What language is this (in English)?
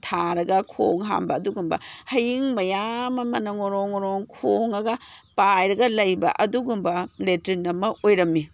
Manipuri